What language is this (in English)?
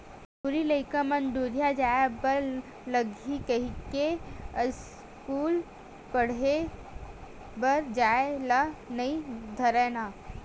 Chhattisgarhi